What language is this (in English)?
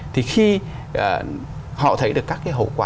Vietnamese